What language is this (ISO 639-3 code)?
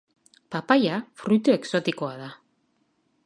eus